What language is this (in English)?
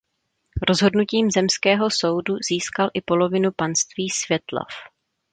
Czech